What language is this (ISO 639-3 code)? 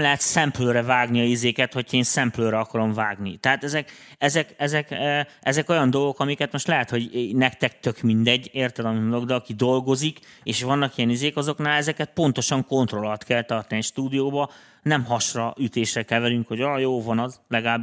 hun